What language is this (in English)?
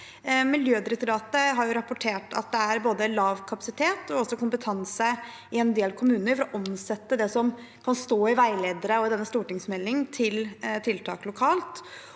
Norwegian